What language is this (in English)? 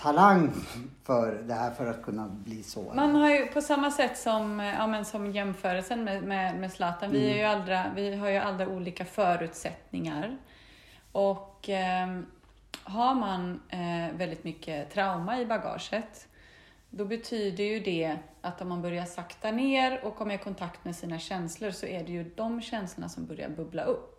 Swedish